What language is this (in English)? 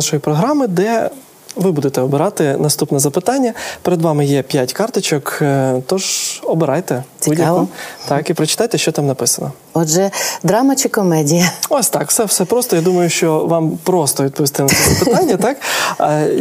Ukrainian